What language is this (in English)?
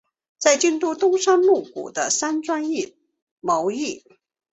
Chinese